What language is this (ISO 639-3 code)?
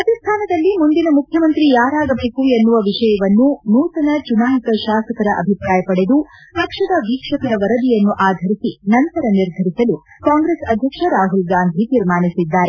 kan